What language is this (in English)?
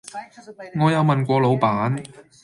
Cantonese